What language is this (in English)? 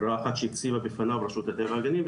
Hebrew